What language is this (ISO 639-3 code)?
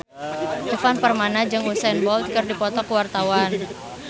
sun